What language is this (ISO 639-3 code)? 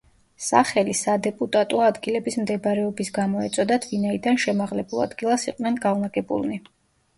kat